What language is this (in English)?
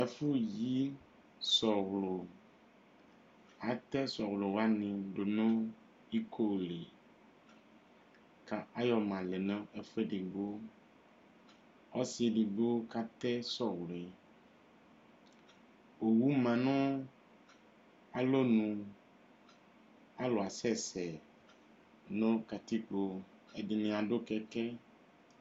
Ikposo